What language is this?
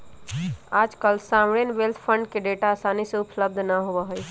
Magahi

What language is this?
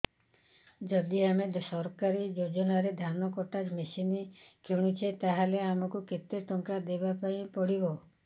Odia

